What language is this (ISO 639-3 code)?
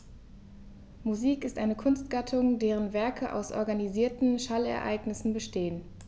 deu